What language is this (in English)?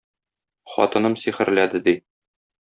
Tatar